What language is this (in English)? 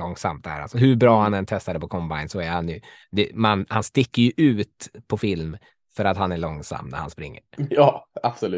Swedish